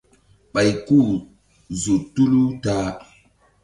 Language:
Mbum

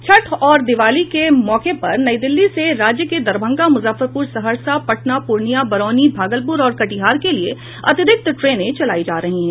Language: Hindi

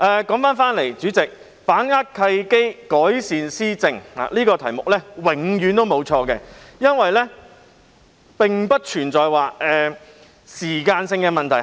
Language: Cantonese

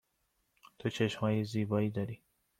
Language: Persian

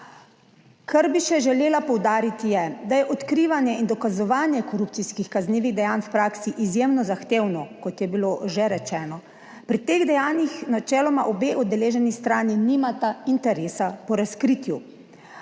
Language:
Slovenian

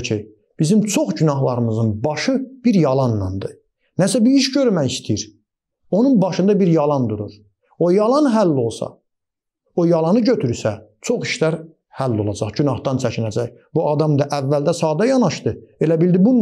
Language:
Turkish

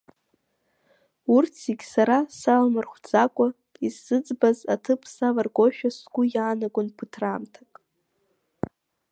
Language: Abkhazian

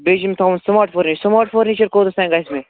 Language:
Kashmiri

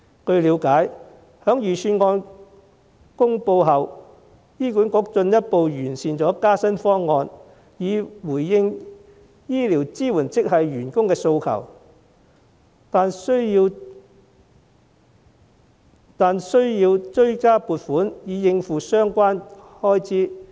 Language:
Cantonese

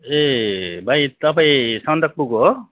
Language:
Nepali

